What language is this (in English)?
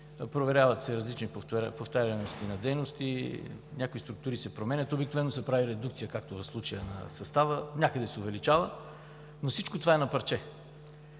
Bulgarian